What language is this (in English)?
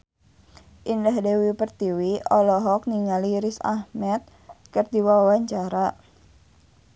Sundanese